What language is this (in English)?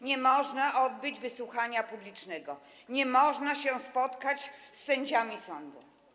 Polish